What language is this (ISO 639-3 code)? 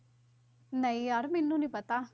pan